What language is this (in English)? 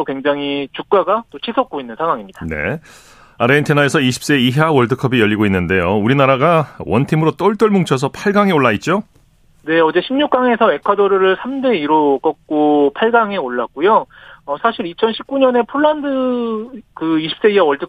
Korean